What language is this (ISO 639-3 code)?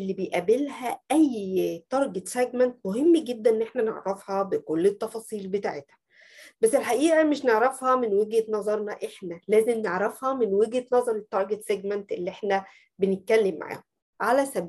ara